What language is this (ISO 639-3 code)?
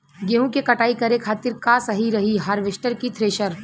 bho